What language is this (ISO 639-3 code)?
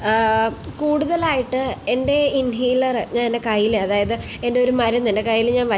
mal